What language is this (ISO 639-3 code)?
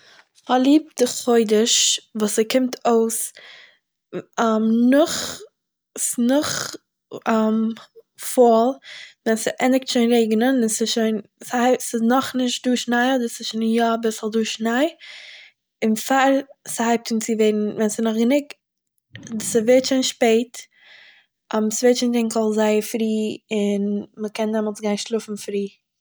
yid